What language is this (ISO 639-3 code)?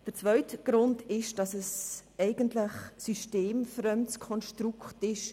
gsw